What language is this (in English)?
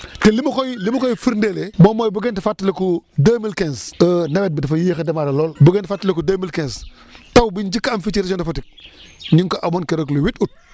Wolof